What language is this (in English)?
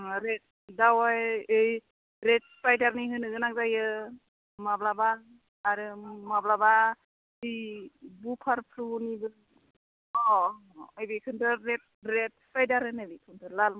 Bodo